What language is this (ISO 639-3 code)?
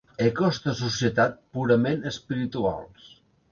cat